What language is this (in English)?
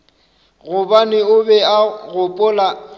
Northern Sotho